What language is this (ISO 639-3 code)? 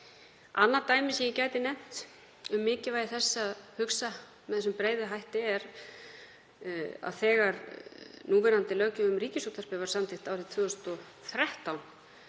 isl